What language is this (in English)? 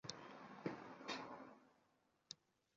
Uzbek